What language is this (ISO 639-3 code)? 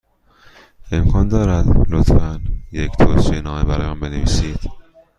fas